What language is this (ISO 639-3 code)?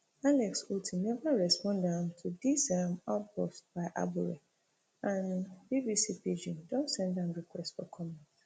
pcm